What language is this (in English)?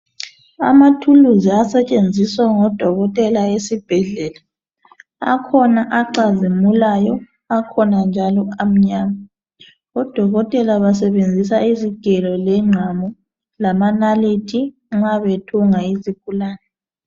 North Ndebele